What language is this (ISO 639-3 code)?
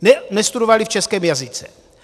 ces